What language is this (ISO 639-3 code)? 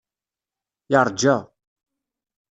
kab